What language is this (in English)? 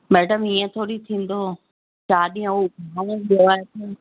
Sindhi